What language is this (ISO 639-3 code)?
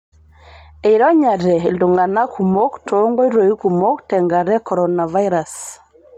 mas